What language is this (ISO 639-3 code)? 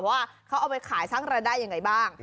tha